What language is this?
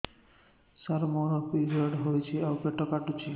Odia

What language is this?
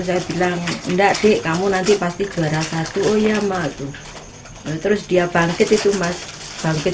Indonesian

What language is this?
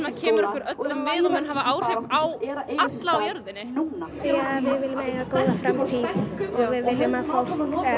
Icelandic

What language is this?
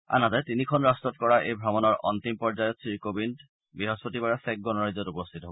Assamese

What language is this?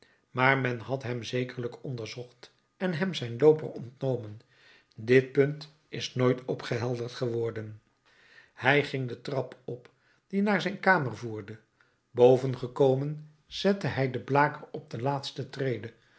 Dutch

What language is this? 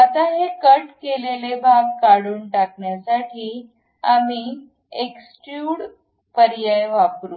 Marathi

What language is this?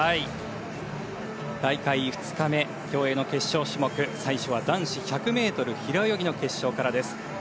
Japanese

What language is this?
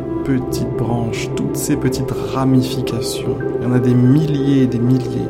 French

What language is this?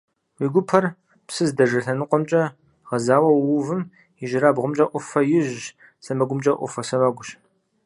Kabardian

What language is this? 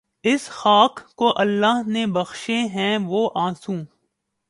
Urdu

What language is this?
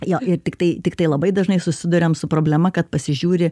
Lithuanian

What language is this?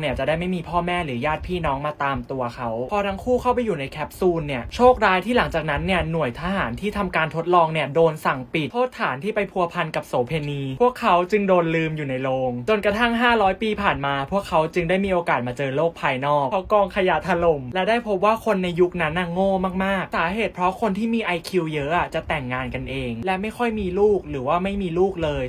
Thai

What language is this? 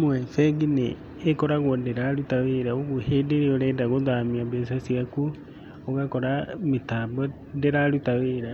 Kikuyu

